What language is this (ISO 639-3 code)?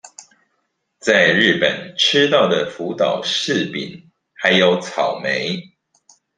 zho